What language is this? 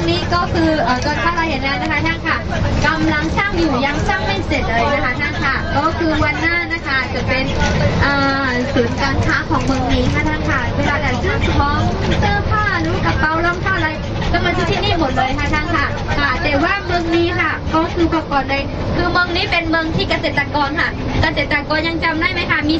Thai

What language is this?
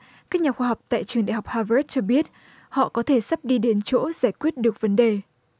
Vietnamese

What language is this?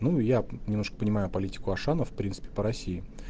Russian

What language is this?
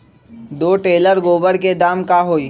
Magahi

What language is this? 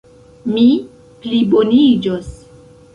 Esperanto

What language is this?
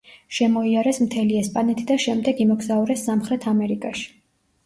Georgian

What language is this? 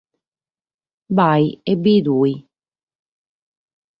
Sardinian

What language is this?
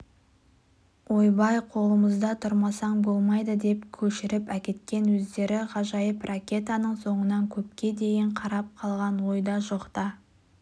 Kazakh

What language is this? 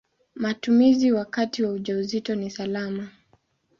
Swahili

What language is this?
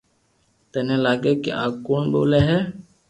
Loarki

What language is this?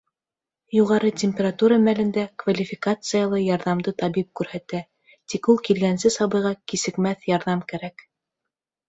Bashkir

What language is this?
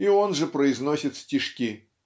Russian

